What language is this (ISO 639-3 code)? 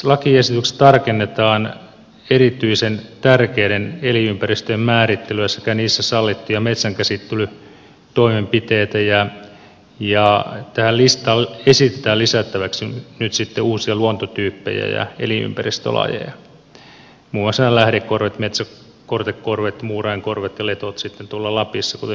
fin